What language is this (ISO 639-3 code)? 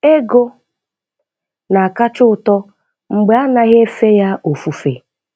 ibo